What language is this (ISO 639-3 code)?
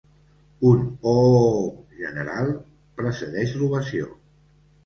cat